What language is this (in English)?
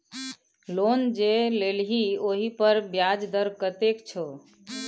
Maithili